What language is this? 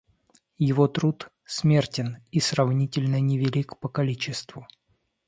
Russian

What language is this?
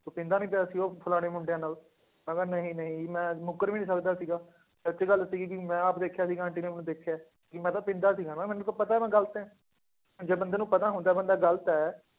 Punjabi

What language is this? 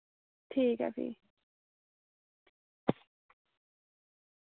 Dogri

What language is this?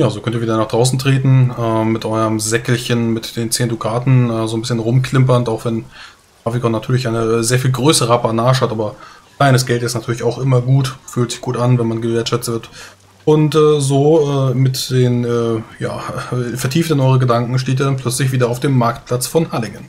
German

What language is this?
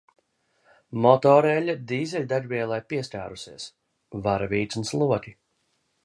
Latvian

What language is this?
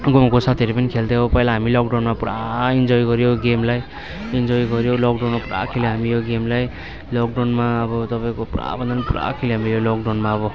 Nepali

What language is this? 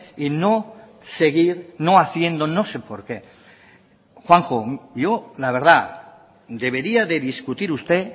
Spanish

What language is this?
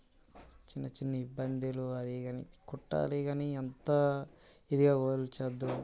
Telugu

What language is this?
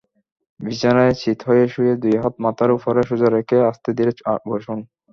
Bangla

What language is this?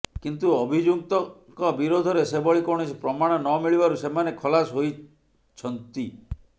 Odia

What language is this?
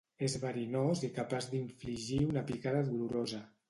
Catalan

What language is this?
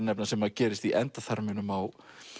Icelandic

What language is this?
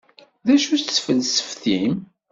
Kabyle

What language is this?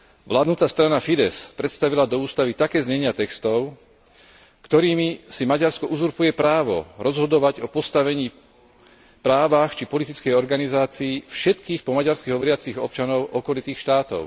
Slovak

